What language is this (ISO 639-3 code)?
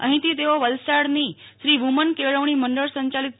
guj